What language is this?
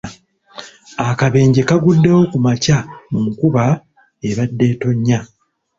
Ganda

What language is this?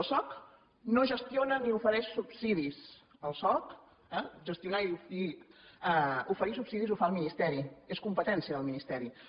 Catalan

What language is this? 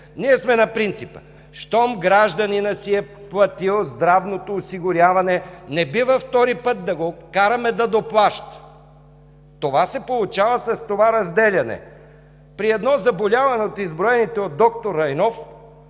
Bulgarian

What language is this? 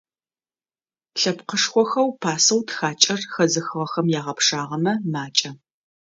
Adyghe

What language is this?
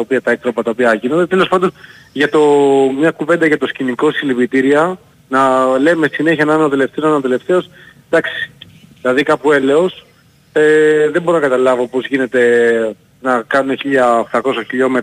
Greek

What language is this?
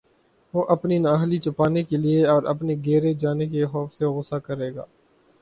Urdu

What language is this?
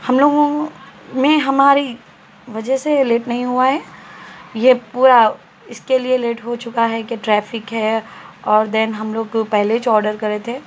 Urdu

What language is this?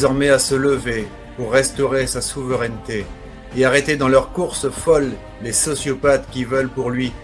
French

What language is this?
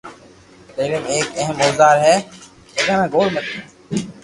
Loarki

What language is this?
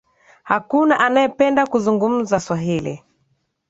Swahili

